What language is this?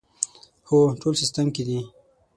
Pashto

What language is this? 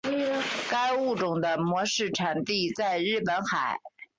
Chinese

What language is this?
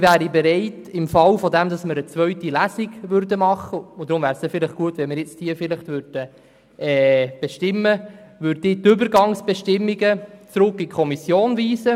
Swiss German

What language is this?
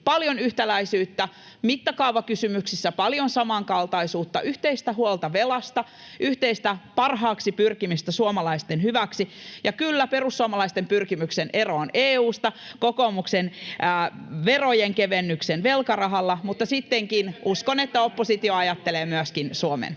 Finnish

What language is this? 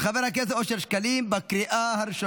Hebrew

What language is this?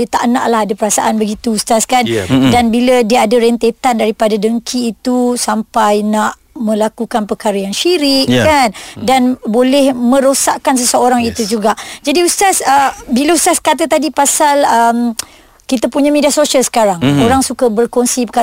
Malay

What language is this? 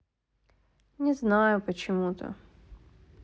Russian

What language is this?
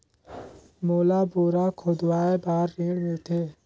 Chhattisgarhi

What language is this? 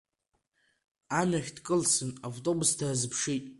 Abkhazian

